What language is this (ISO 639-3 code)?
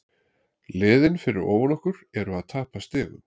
isl